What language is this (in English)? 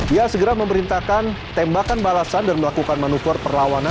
Indonesian